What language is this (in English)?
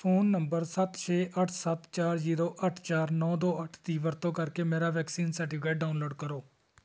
Punjabi